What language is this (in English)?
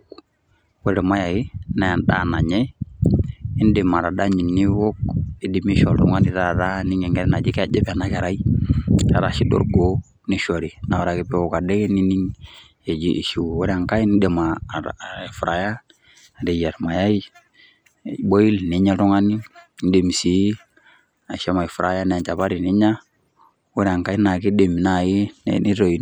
Masai